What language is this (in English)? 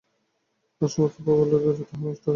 Bangla